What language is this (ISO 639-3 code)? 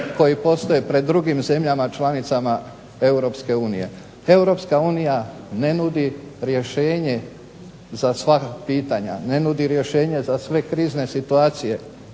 hrv